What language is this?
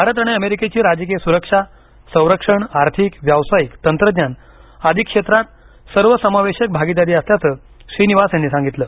Marathi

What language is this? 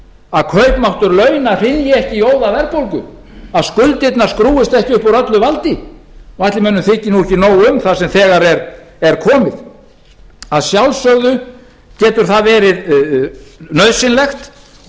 Icelandic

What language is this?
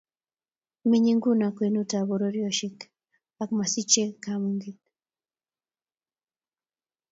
Kalenjin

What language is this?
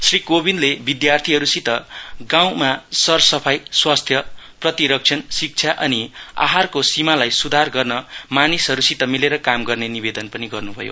Nepali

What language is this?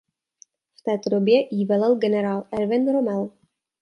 Czech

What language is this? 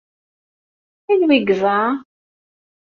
Kabyle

